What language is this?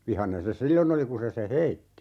Finnish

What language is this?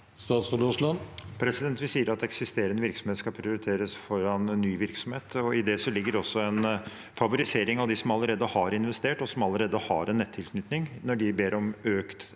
Norwegian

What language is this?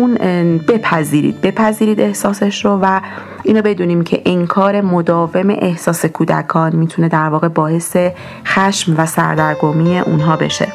Persian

